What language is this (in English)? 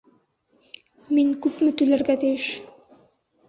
Bashkir